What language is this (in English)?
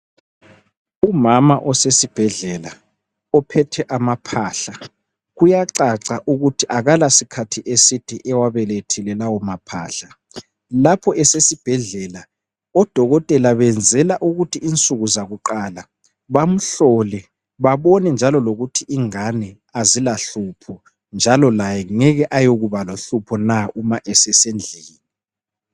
North Ndebele